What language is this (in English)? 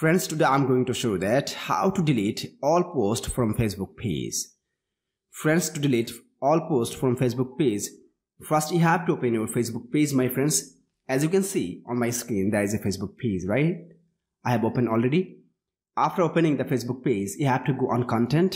English